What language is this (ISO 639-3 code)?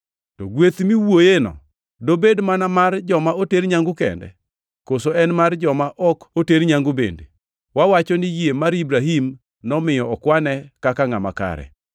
luo